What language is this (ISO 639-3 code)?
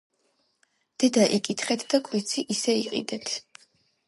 kat